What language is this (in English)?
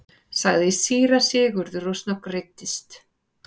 Icelandic